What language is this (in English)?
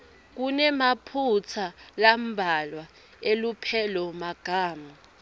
Swati